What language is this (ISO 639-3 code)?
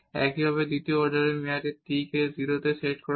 ben